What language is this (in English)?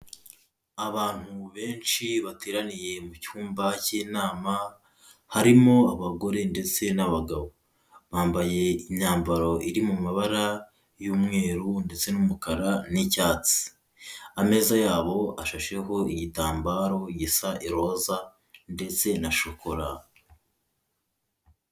Kinyarwanda